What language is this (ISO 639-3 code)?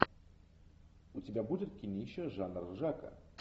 rus